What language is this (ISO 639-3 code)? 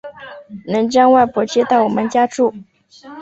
zho